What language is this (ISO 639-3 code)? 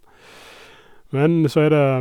nor